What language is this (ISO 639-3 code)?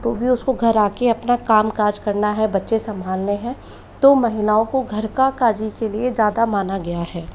hin